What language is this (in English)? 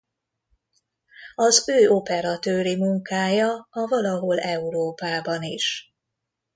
Hungarian